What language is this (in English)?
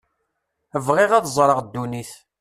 Kabyle